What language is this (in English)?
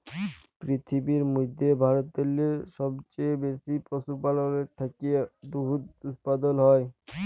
Bangla